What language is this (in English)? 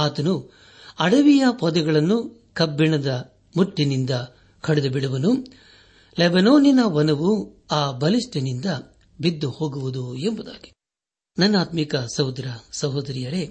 Kannada